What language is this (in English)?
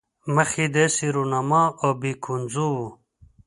Pashto